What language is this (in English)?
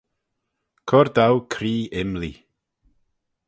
Manx